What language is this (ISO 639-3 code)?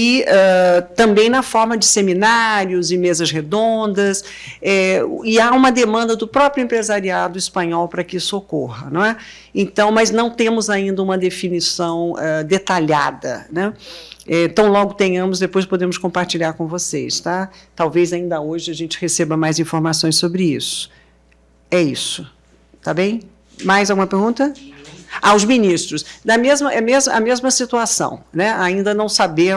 por